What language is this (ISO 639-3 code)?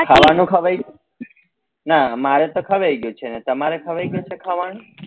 guj